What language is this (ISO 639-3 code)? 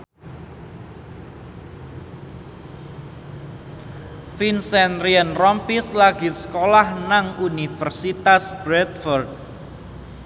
jav